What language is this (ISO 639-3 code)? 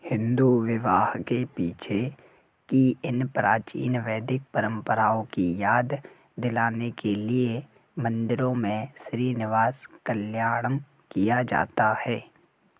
hin